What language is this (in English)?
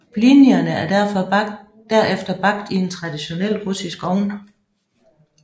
Danish